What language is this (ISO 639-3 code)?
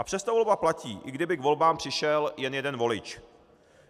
ces